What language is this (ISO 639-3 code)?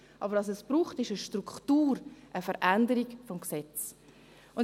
gsw